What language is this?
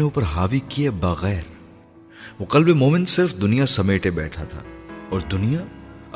Urdu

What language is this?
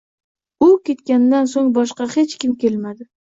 Uzbek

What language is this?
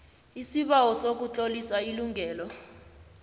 South Ndebele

